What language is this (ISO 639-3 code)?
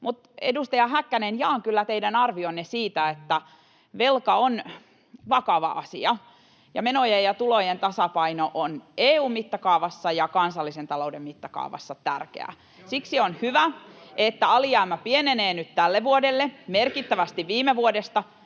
fin